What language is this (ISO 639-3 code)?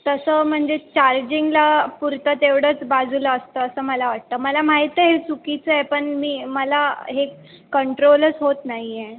mar